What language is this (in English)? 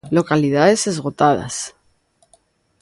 Galician